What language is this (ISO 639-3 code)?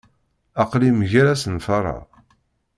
kab